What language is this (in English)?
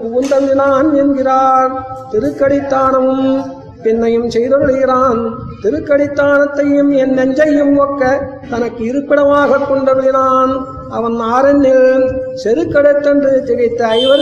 Tamil